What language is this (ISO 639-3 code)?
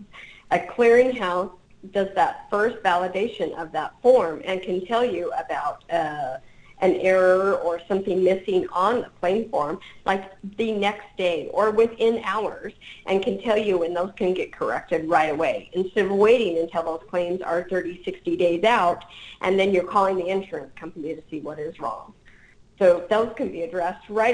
eng